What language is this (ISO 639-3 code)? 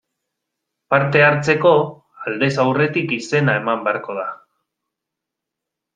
eus